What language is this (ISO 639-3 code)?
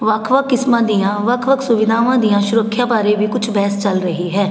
pan